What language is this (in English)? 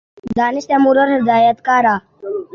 Urdu